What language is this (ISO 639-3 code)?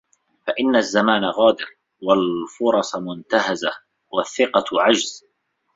ara